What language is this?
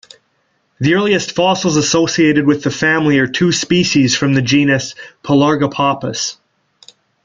English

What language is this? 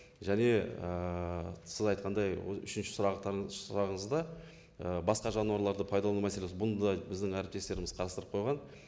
Kazakh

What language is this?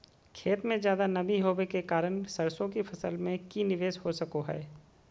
Magahi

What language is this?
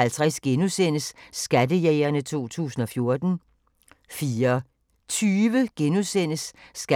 Danish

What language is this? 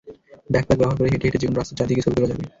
Bangla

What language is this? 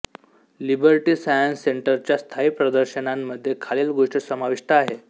Marathi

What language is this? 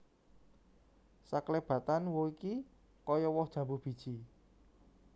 Javanese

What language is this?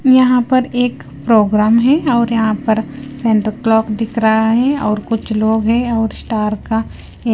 Hindi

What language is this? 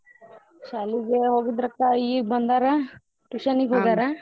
Kannada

